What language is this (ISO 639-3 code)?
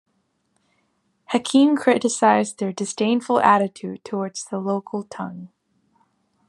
eng